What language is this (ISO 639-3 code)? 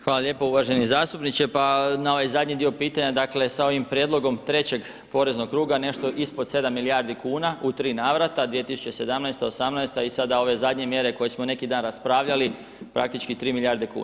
hrv